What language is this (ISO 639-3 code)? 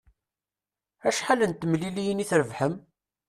kab